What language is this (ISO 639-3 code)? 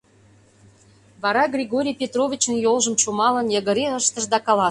chm